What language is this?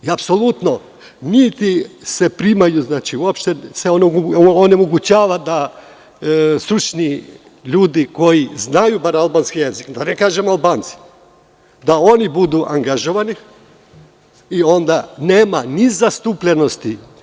Serbian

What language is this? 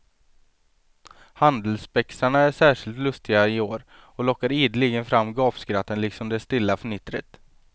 Swedish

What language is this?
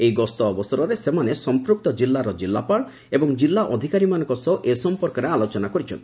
Odia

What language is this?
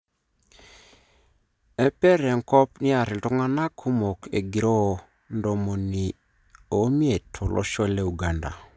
Masai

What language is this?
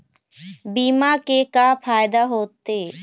Chhattisgarhi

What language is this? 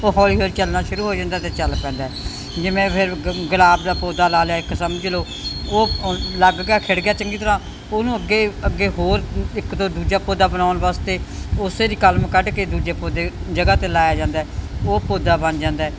Punjabi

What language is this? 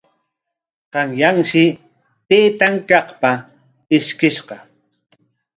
Corongo Ancash Quechua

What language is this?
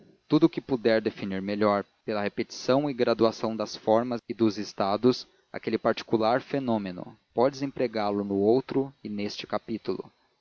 Portuguese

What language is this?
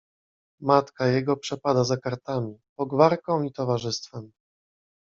Polish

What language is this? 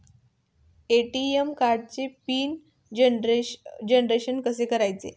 Marathi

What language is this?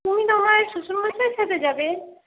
Bangla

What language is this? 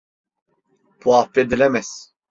Turkish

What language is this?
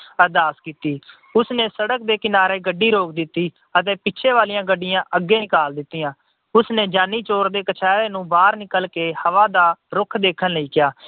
Punjabi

